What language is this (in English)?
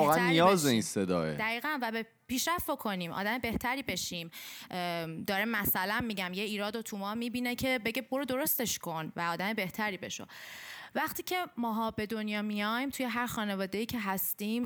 Persian